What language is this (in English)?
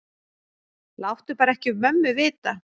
Icelandic